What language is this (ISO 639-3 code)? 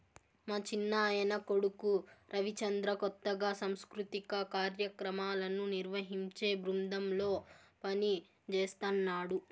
tel